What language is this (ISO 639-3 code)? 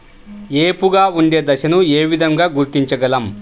tel